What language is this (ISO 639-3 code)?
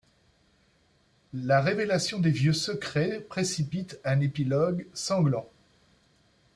fra